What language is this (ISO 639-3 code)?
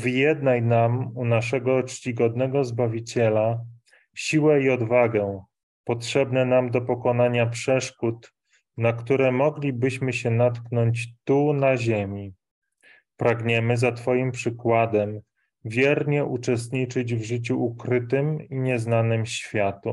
pol